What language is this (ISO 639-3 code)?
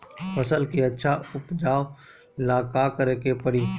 bho